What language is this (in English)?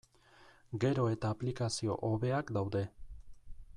Basque